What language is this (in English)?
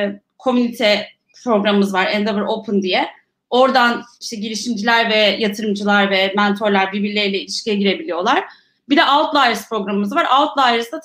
Turkish